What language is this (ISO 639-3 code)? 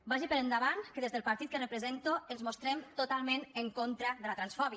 cat